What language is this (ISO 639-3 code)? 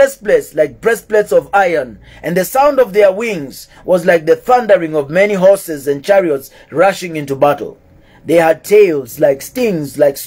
eng